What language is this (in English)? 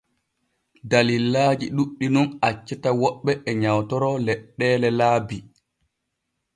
Borgu Fulfulde